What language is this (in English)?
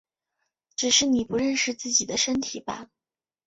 Chinese